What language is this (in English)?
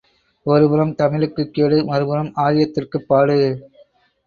Tamil